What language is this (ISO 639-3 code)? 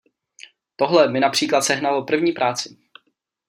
ces